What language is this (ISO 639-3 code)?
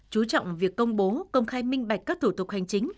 vie